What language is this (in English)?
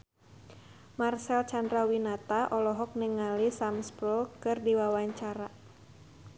Sundanese